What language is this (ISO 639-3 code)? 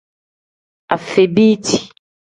kdh